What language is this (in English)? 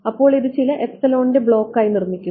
Malayalam